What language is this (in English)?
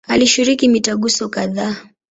Swahili